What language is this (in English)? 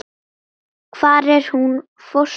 Icelandic